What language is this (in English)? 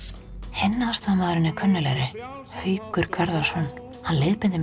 Icelandic